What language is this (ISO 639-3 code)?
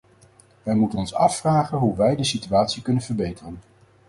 nld